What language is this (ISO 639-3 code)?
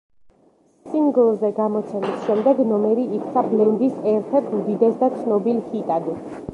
kat